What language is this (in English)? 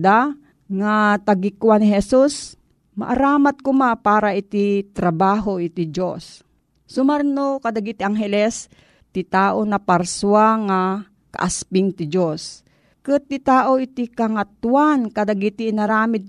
Filipino